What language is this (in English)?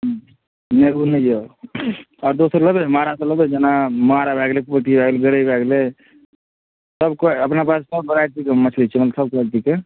Maithili